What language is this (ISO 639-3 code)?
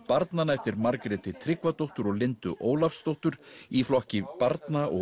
isl